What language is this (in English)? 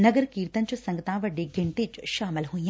Punjabi